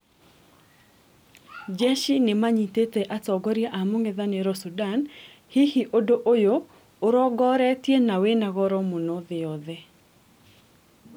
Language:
Kikuyu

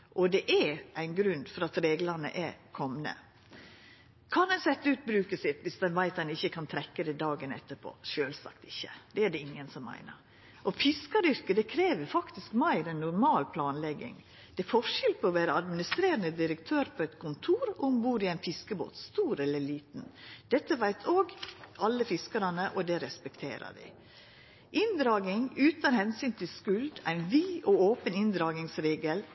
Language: Norwegian Nynorsk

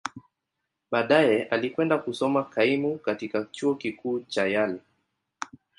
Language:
Swahili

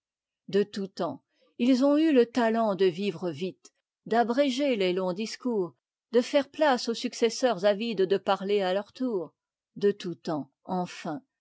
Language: French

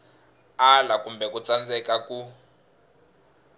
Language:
Tsonga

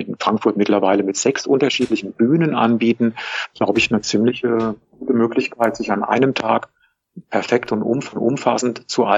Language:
German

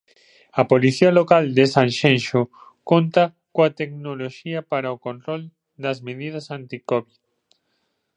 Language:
Galician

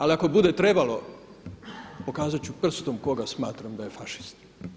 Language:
Croatian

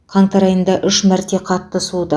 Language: Kazakh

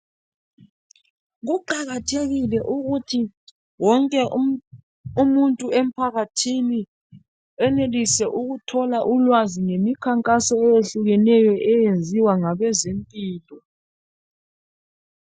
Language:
North Ndebele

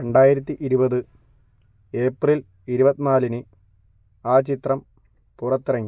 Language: Malayalam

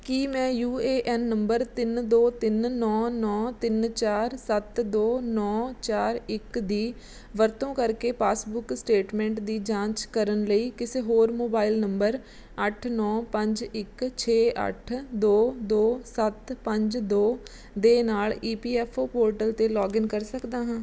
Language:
Punjabi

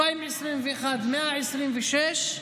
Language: Hebrew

